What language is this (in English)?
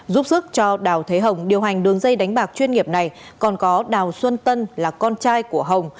Vietnamese